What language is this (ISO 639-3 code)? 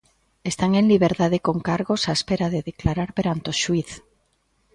glg